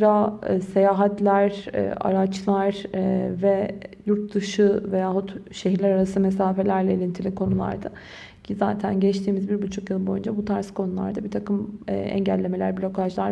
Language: Turkish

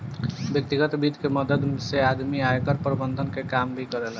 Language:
Bhojpuri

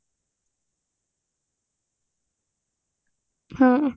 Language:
Odia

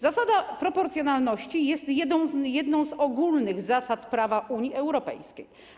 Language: Polish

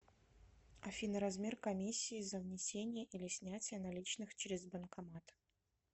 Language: Russian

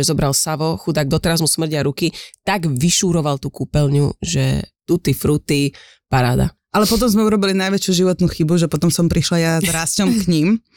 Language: Slovak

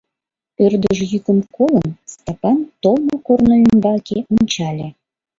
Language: Mari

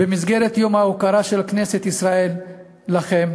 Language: Hebrew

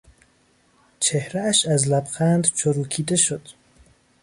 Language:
Persian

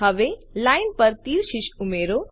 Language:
Gujarati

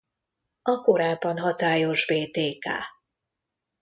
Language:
Hungarian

